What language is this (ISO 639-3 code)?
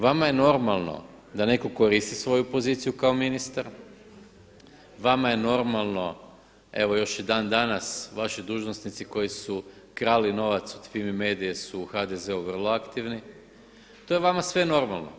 hrv